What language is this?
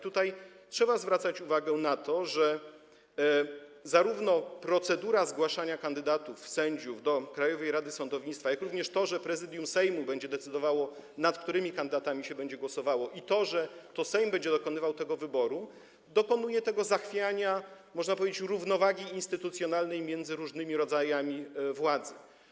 Polish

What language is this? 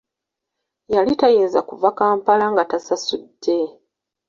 Ganda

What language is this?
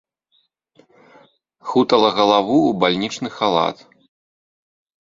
Belarusian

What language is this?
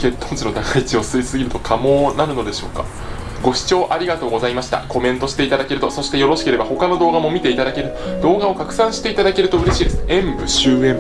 Japanese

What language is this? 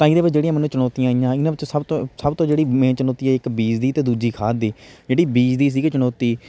Punjabi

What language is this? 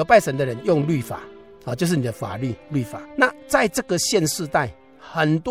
Chinese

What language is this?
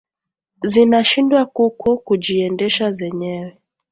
Swahili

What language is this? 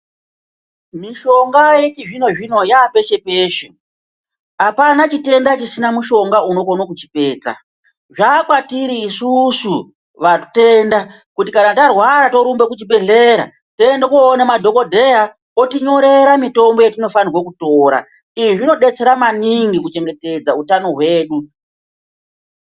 Ndau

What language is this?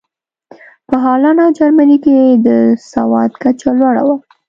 Pashto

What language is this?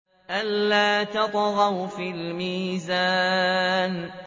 Arabic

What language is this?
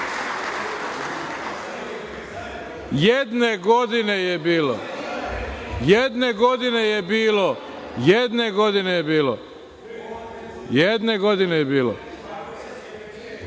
Serbian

